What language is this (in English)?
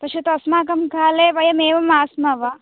Sanskrit